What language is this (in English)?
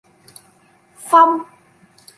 Vietnamese